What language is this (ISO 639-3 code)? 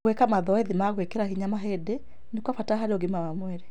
kik